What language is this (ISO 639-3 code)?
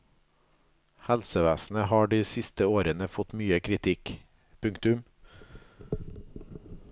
nor